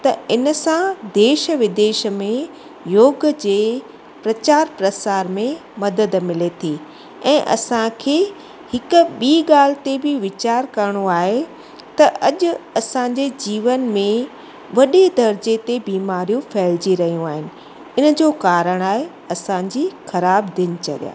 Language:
Sindhi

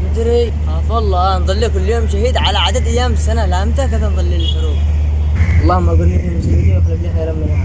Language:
Arabic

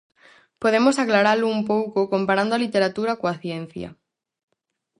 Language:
Galician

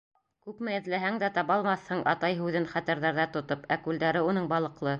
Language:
Bashkir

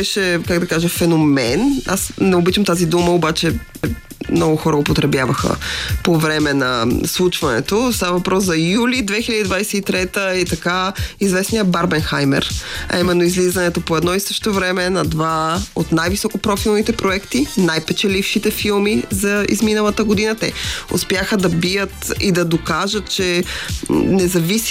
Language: Bulgarian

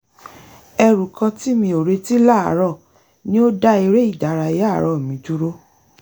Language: Yoruba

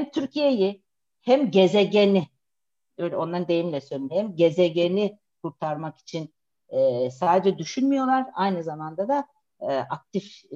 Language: Turkish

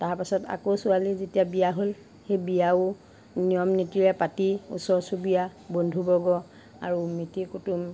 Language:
Assamese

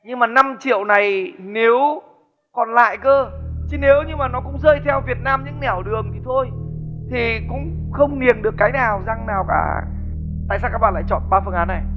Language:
Vietnamese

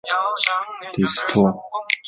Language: Chinese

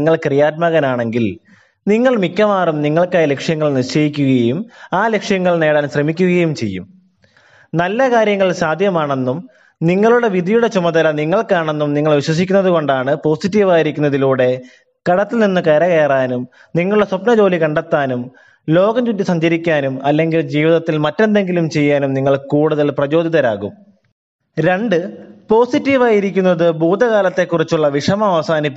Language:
Malayalam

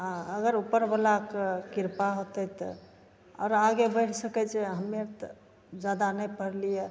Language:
Maithili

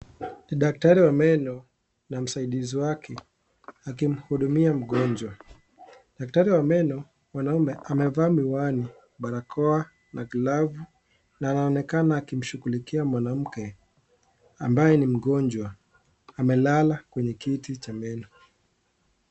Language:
Swahili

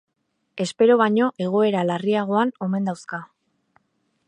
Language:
Basque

